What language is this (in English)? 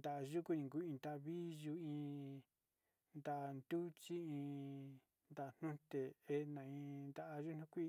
Sinicahua Mixtec